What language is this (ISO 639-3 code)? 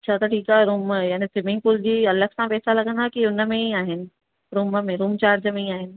snd